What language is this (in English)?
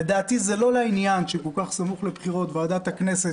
Hebrew